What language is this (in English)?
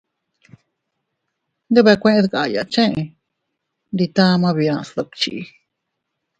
Teutila Cuicatec